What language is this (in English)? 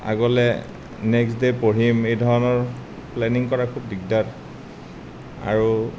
Assamese